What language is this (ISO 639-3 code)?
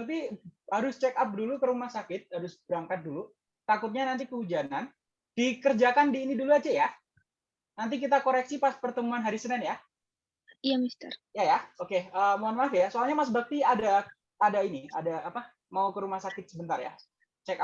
ind